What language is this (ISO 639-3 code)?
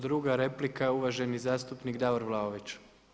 hrv